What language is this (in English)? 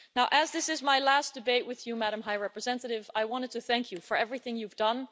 English